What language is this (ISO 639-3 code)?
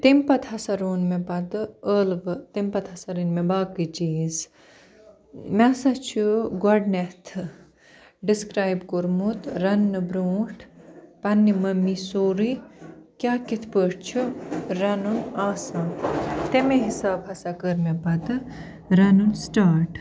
kas